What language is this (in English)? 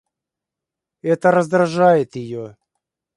Russian